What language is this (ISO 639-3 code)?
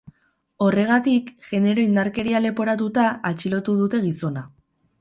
eus